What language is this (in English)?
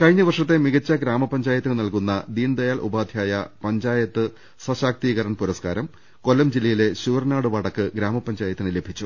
Malayalam